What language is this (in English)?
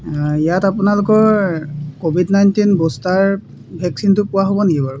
Assamese